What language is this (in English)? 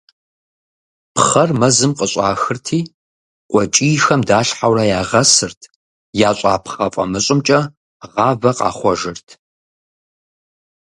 Kabardian